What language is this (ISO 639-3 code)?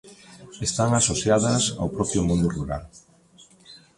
glg